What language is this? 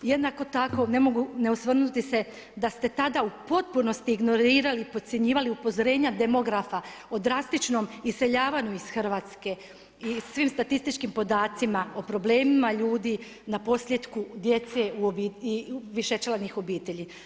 Croatian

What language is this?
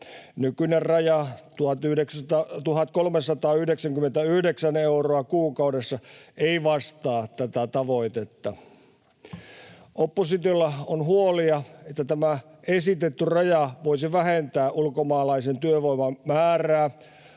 Finnish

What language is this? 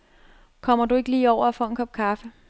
Danish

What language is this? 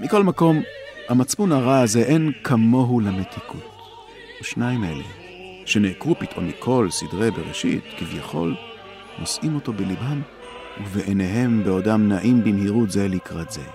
Hebrew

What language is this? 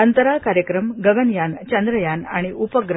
Marathi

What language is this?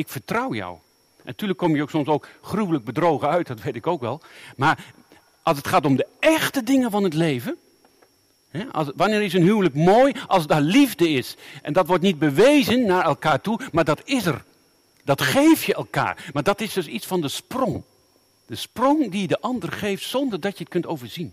Dutch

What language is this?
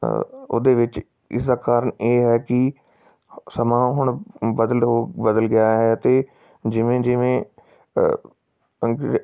Punjabi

